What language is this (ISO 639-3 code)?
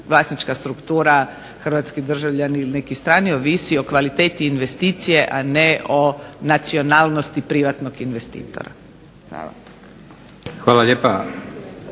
hrv